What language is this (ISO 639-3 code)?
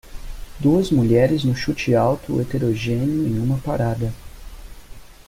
por